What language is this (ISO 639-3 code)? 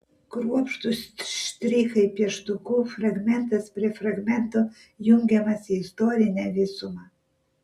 lit